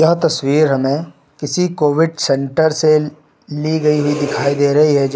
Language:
Hindi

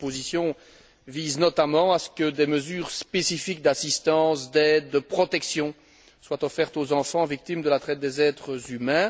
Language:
French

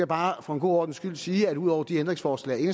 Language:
Danish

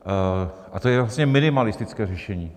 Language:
Czech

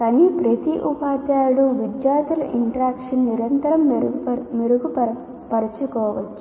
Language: Telugu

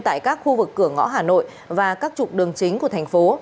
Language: Vietnamese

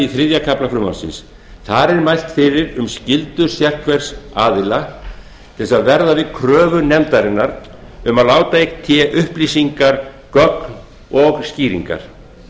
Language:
Icelandic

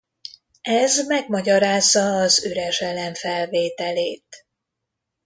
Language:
Hungarian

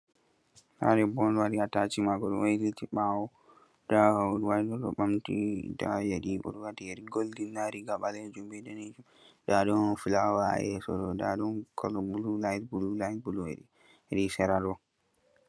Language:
Fula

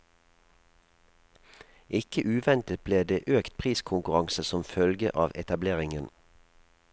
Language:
Norwegian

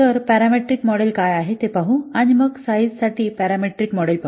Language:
Marathi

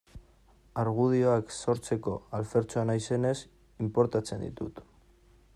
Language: Basque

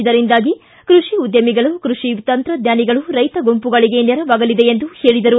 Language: Kannada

